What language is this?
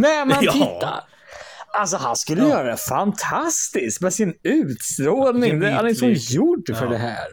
Swedish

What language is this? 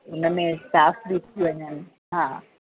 Sindhi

